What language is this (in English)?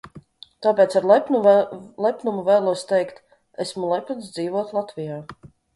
Latvian